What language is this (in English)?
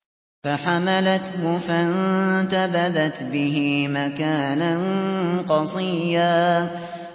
Arabic